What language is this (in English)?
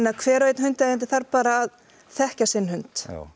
Icelandic